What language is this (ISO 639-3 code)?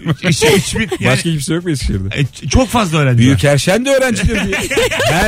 tur